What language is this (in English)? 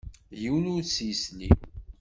Kabyle